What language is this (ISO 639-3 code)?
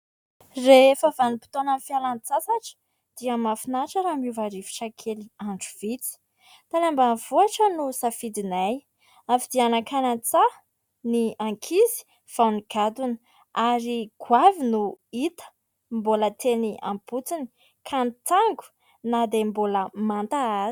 mlg